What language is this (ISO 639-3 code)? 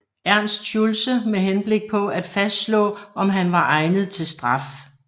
dan